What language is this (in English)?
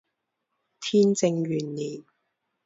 Chinese